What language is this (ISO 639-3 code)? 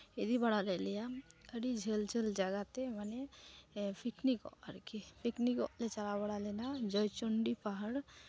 sat